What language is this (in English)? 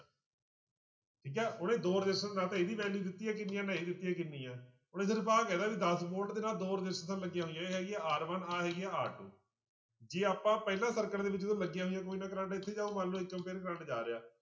Punjabi